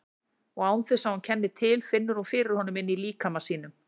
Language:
Icelandic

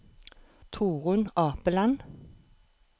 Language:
Norwegian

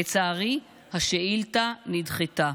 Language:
Hebrew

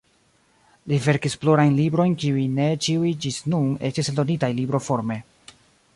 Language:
Esperanto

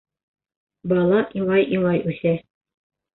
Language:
Bashkir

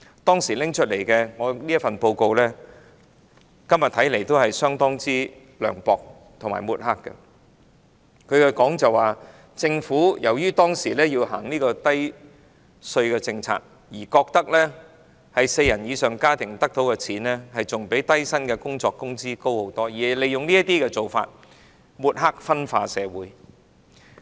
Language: Cantonese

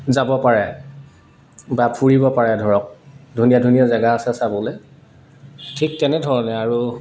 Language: Assamese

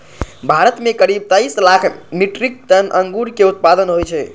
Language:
Maithili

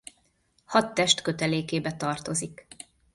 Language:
Hungarian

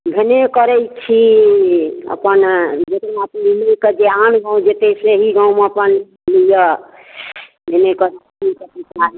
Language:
Maithili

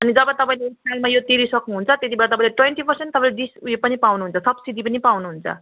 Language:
Nepali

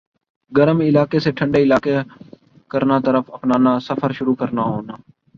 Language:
Urdu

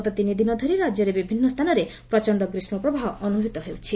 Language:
Odia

